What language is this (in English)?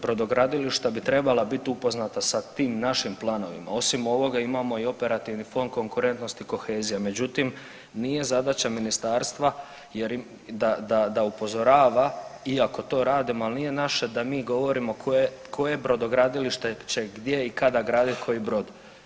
Croatian